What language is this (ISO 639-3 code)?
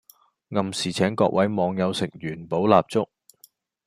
yue